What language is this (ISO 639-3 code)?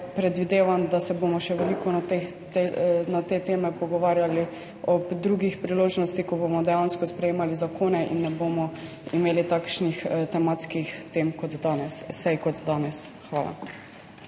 slv